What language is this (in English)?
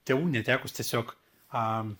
Lithuanian